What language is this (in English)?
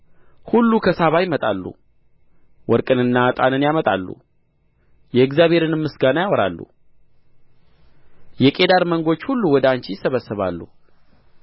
Amharic